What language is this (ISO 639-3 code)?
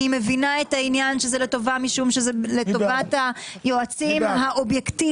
heb